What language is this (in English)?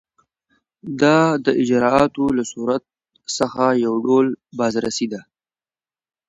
Pashto